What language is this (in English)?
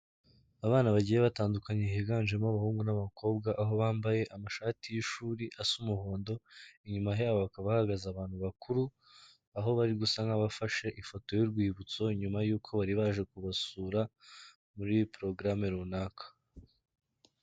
Kinyarwanda